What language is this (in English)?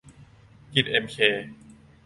Thai